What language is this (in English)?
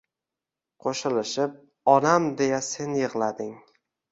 Uzbek